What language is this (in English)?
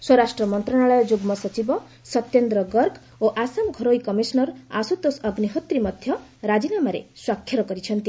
Odia